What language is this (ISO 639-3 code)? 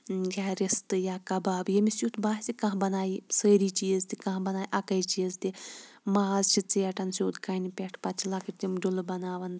kas